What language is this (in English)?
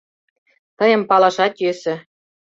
Mari